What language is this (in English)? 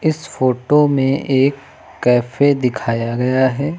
Hindi